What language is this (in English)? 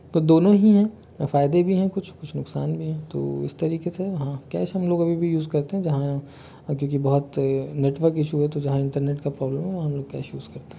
Hindi